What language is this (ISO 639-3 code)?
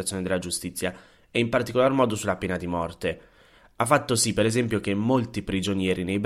ita